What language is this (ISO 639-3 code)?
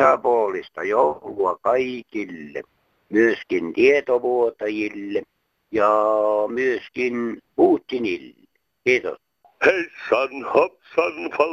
fin